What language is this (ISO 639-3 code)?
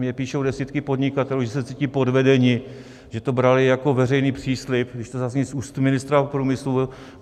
ces